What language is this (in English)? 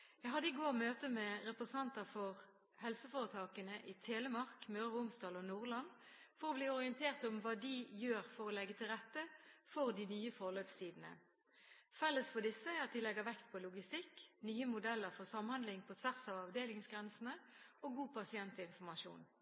Norwegian Bokmål